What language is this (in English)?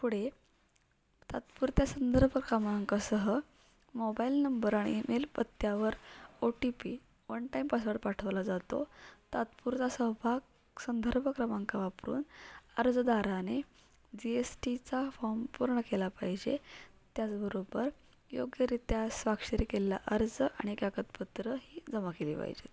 Marathi